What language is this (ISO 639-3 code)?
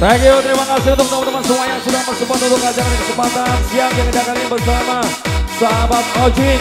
ind